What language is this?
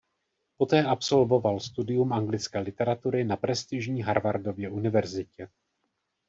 Czech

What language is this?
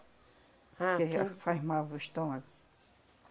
Portuguese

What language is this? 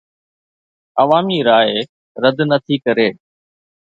Sindhi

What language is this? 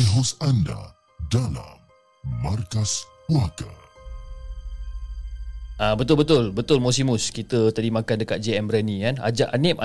Malay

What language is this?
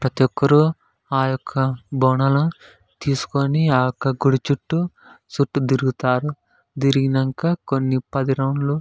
Telugu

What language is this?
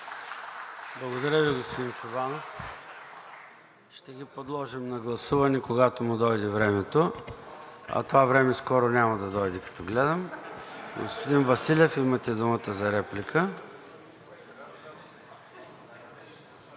Bulgarian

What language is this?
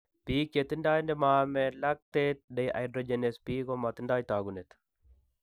Kalenjin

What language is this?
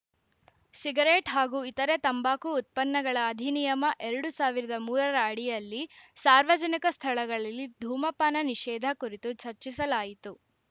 Kannada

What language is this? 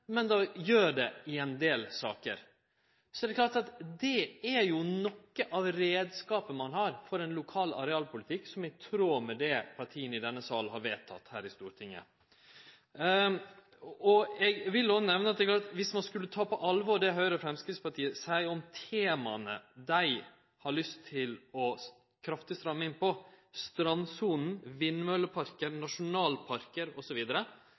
Norwegian Nynorsk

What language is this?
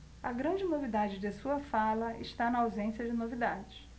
Portuguese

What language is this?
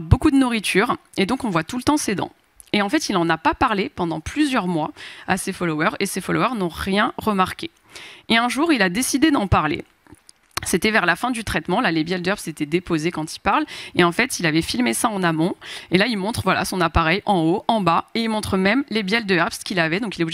French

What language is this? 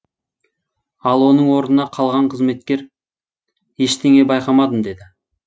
Kazakh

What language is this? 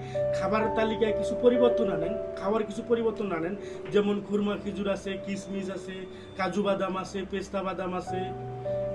Bangla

